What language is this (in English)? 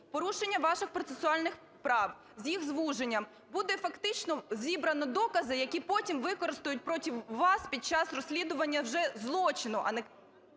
Ukrainian